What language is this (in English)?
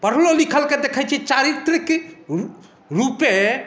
Maithili